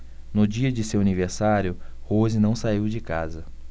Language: Portuguese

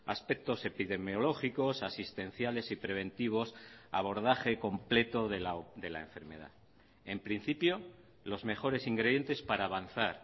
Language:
Spanish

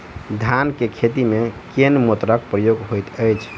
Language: Maithili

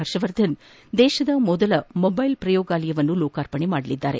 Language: Kannada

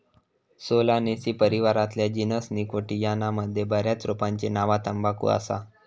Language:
Marathi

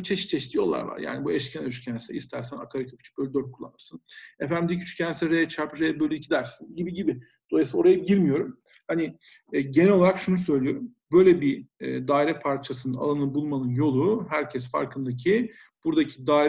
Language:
Turkish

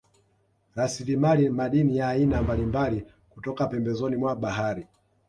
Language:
Swahili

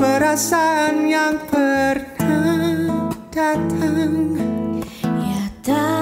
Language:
Malay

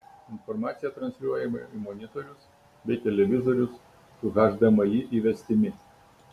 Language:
Lithuanian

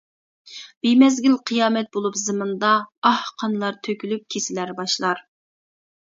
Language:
Uyghur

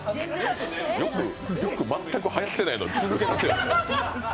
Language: Japanese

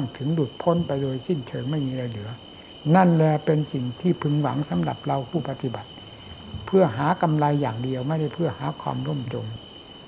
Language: Thai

